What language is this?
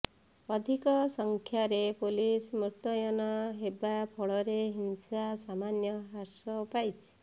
Odia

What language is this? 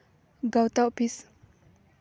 Santali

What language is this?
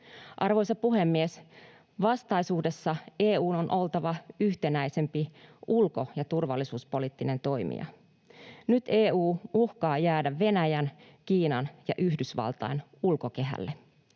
Finnish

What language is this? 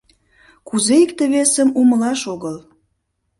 Mari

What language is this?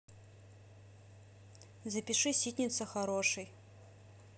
Russian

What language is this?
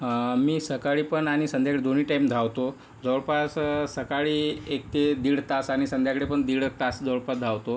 Marathi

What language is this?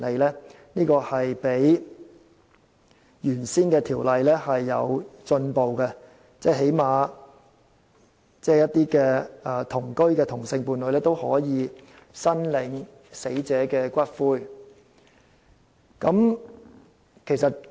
Cantonese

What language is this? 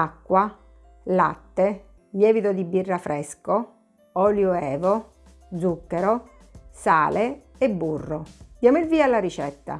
Italian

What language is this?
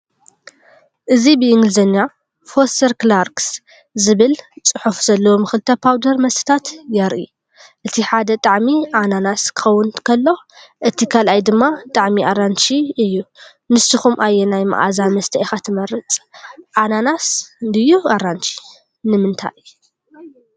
Tigrinya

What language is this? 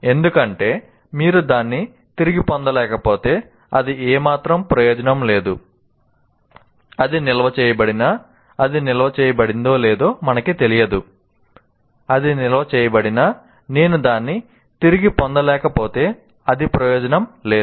Telugu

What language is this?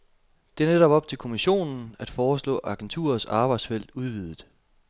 Danish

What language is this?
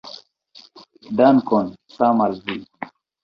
Esperanto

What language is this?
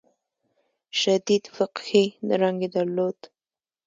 Pashto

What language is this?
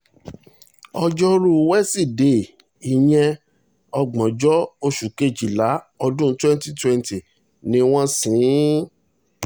Yoruba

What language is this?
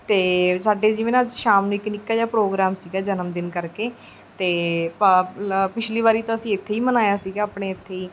Punjabi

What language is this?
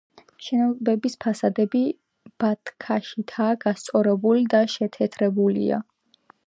Georgian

